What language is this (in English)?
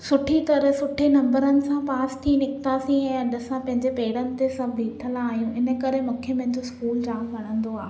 Sindhi